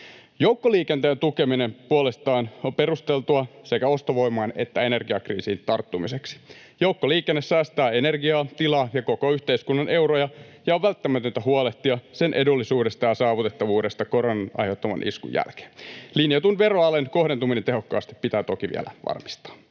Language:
Finnish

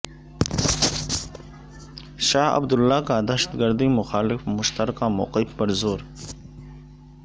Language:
Urdu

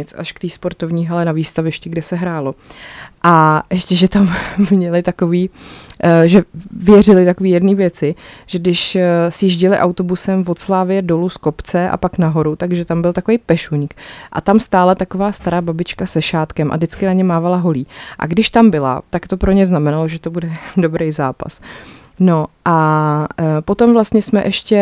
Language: Czech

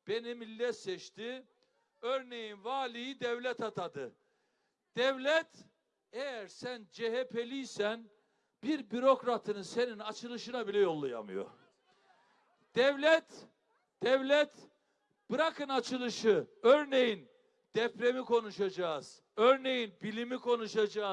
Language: Turkish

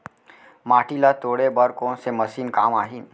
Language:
Chhattisgarhi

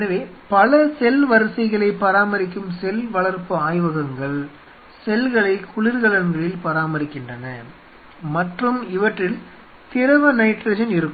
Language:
Tamil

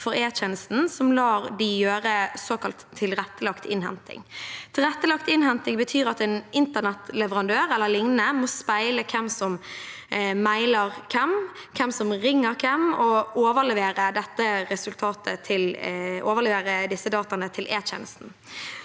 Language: Norwegian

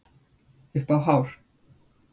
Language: Icelandic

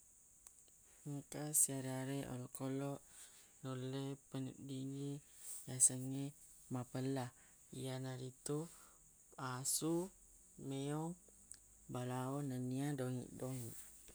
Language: Buginese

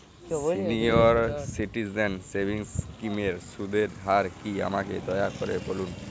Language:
Bangla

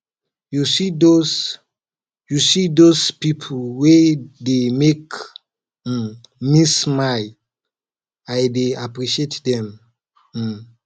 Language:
Nigerian Pidgin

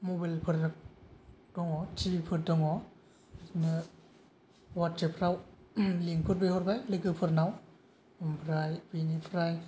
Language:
Bodo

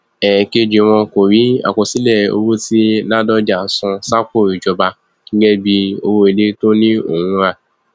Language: Yoruba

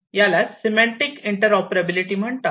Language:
Marathi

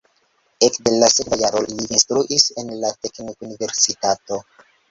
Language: Esperanto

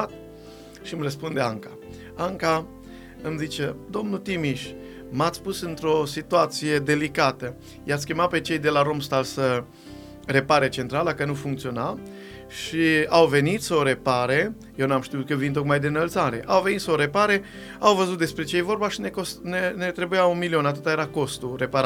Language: Romanian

